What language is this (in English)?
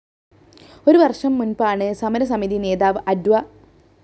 Malayalam